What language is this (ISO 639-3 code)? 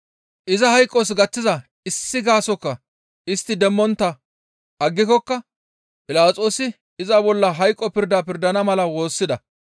gmv